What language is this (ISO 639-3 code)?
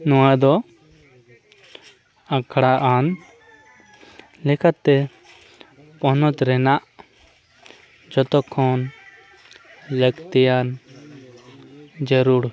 sat